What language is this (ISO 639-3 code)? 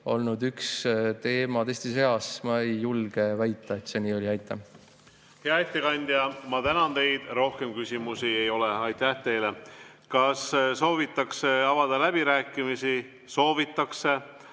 est